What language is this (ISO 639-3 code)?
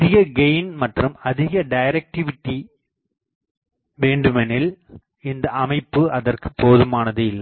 tam